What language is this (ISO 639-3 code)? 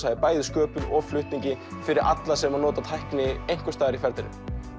isl